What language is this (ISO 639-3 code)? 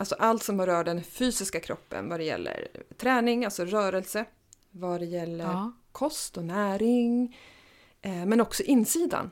swe